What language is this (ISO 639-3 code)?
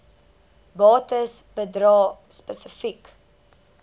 afr